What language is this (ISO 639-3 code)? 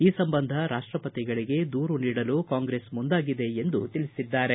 kan